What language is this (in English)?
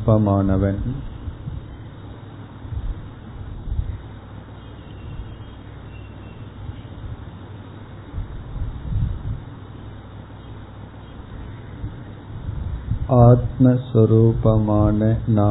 Tamil